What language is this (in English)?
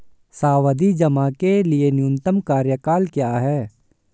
Hindi